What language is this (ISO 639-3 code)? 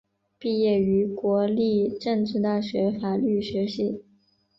zho